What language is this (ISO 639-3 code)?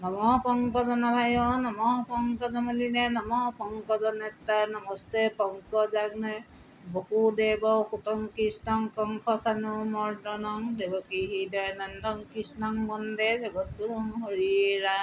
asm